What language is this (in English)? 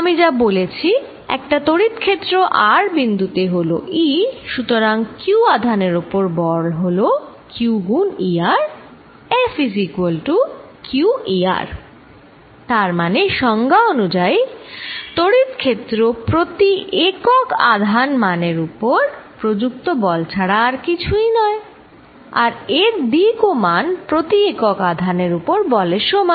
Bangla